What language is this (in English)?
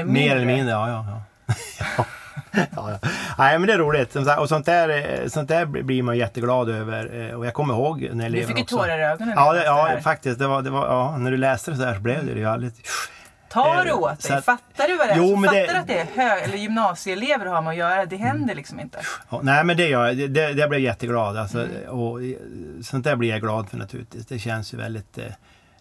Swedish